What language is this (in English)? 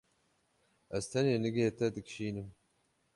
Kurdish